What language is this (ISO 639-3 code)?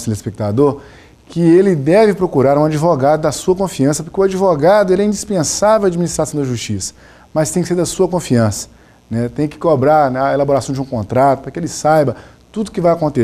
por